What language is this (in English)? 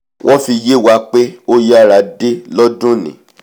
Yoruba